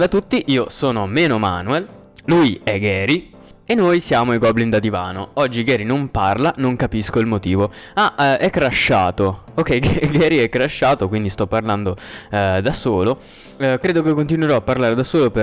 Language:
Italian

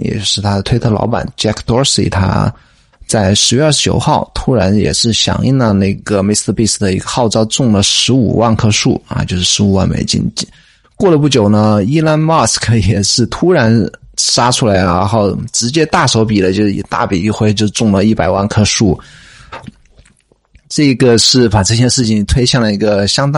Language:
Chinese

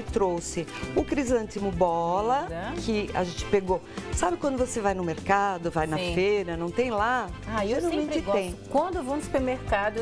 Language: Portuguese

